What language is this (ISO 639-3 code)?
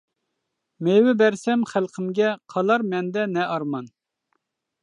uig